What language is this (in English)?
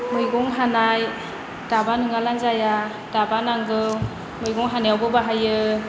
Bodo